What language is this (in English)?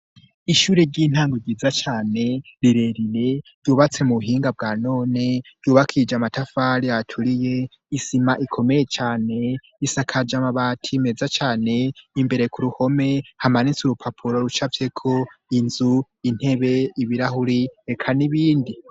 Rundi